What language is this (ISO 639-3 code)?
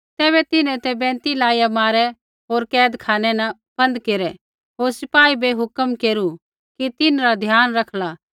kfx